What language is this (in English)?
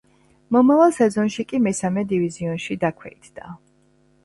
Georgian